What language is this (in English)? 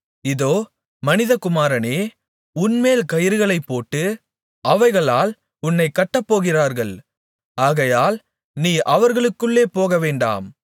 Tamil